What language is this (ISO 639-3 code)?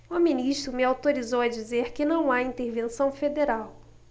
por